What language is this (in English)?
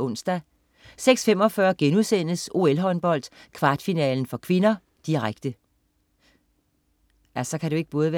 Danish